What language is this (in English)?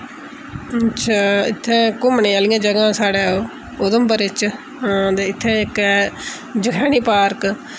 Dogri